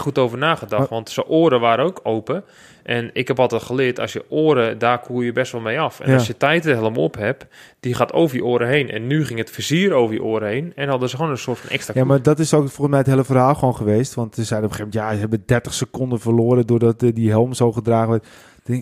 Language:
Dutch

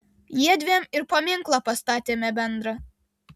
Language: Lithuanian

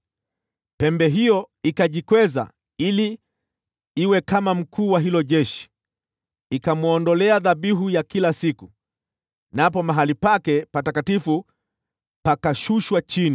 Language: Swahili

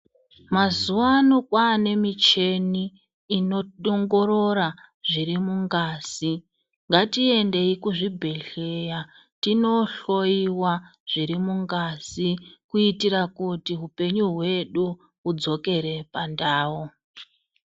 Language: Ndau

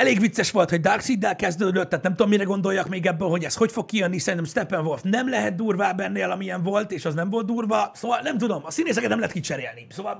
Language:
Hungarian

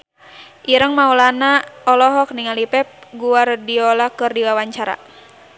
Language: Sundanese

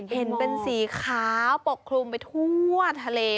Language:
Thai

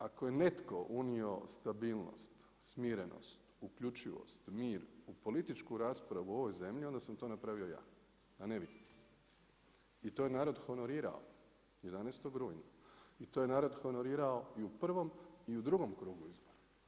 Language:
Croatian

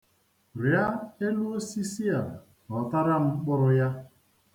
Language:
Igbo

